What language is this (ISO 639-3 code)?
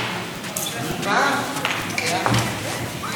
heb